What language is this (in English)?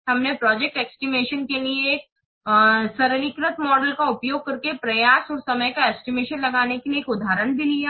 Hindi